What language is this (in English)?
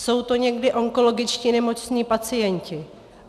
Czech